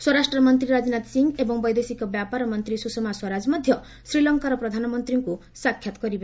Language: Odia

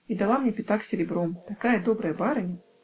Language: Russian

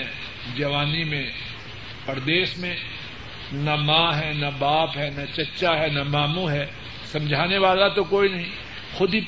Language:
Urdu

